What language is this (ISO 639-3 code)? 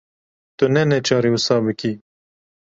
kur